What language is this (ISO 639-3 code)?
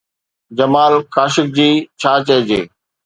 snd